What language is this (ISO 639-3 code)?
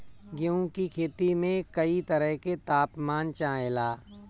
bho